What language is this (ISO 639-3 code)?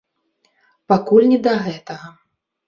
bel